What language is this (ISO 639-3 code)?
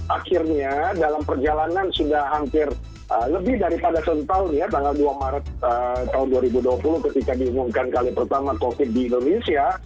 ind